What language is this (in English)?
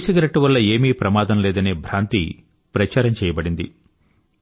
Telugu